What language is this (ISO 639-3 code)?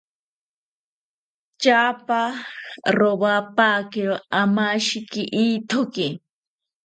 cpy